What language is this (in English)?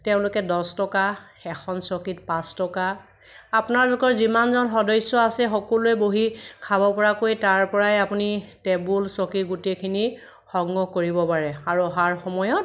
Assamese